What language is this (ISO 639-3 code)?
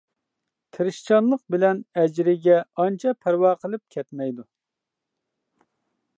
uig